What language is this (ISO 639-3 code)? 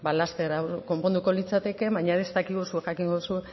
eus